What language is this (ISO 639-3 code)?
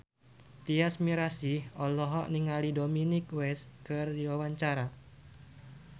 sun